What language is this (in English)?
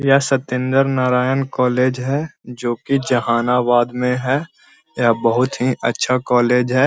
Magahi